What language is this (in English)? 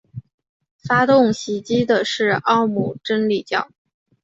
Chinese